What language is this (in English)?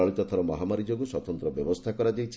Odia